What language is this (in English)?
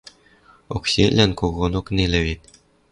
Western Mari